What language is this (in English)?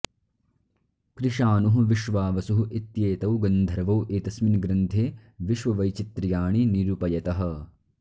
Sanskrit